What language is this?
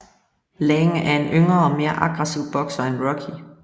Danish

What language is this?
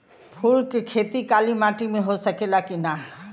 Bhojpuri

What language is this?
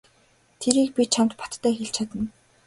Mongolian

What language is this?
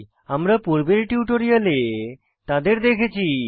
Bangla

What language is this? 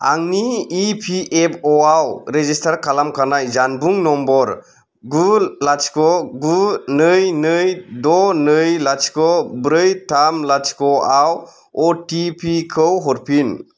Bodo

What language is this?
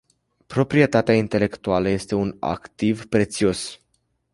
Romanian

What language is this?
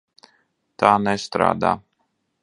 Latvian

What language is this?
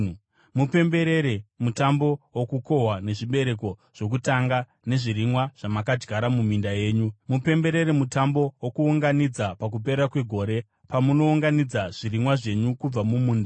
Shona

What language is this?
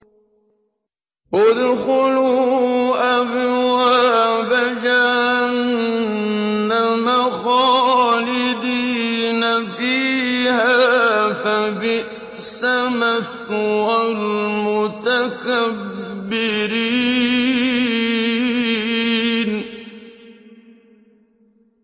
Arabic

